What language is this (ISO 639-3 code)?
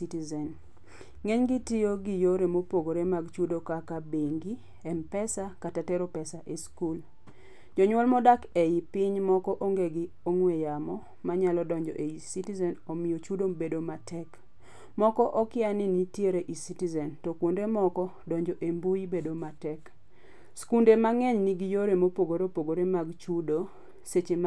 luo